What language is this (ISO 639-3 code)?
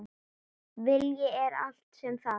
isl